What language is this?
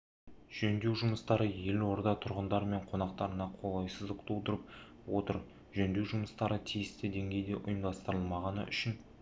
Kazakh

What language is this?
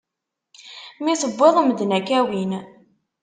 Kabyle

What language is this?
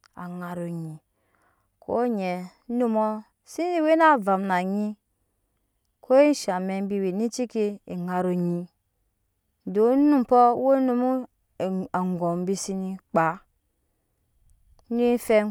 Nyankpa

